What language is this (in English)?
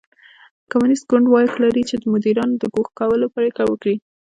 Pashto